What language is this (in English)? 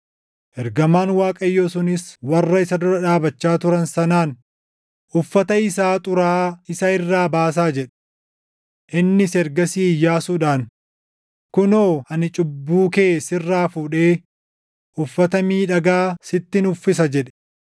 Oromo